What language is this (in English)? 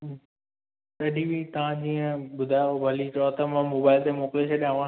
Sindhi